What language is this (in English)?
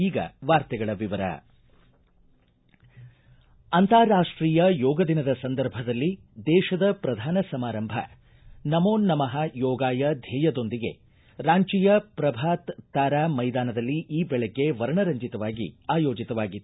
Kannada